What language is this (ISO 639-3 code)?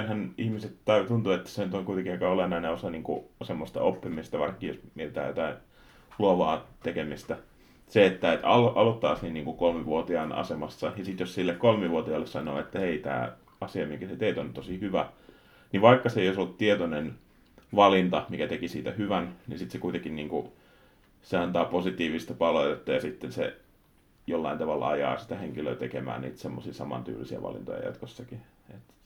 fin